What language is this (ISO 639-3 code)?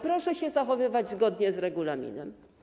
pol